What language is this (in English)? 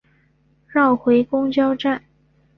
Chinese